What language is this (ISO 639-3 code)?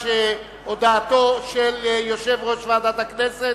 heb